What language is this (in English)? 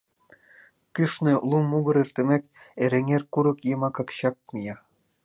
Mari